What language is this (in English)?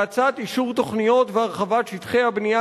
Hebrew